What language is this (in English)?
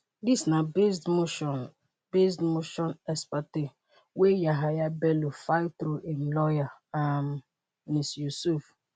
Nigerian Pidgin